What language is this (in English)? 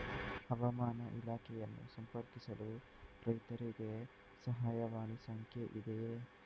Kannada